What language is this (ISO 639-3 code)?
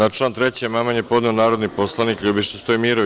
srp